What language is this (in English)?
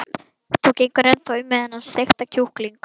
Icelandic